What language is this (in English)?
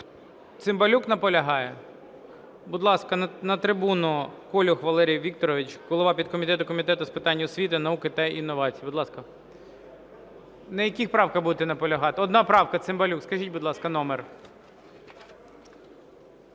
Ukrainian